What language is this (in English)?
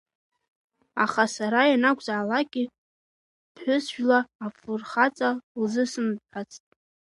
Abkhazian